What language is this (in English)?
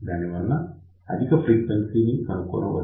Telugu